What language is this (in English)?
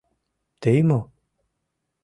Mari